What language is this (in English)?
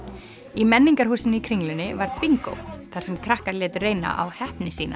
Icelandic